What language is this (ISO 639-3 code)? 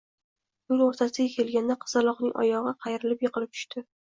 uzb